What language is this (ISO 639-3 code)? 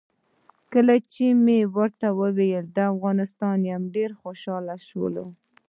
pus